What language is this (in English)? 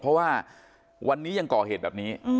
Thai